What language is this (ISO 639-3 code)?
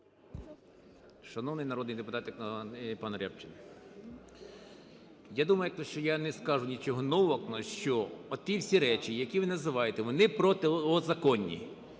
ukr